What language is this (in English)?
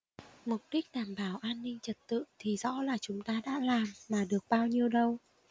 Vietnamese